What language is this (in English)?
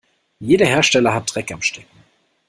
German